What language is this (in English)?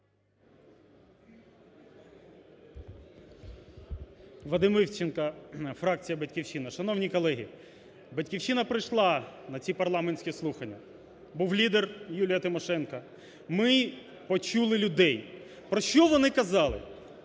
Ukrainian